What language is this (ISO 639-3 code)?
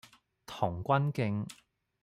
yue